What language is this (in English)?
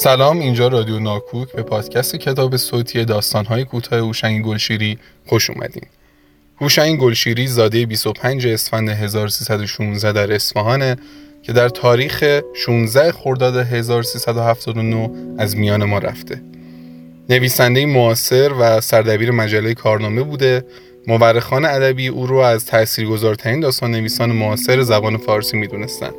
Persian